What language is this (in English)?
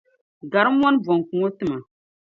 Dagbani